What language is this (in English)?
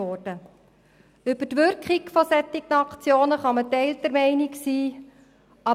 Swiss German